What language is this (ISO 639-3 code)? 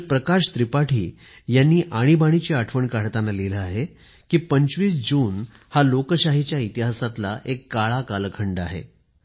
mar